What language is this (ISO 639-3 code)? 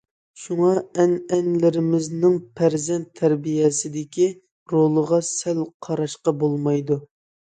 uig